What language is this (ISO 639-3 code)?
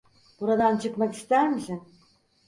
tur